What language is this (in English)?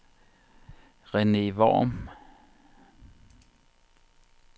Danish